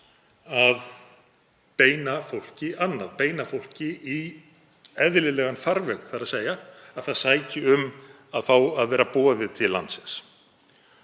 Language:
Icelandic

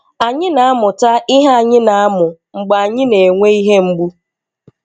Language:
Igbo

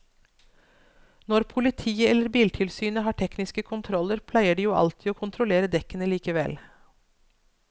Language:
Norwegian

